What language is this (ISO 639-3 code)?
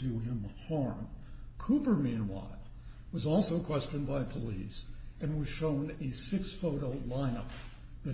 eng